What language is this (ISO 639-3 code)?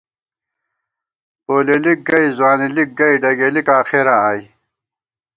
gwt